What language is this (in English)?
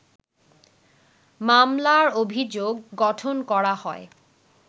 Bangla